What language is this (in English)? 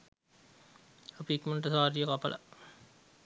Sinhala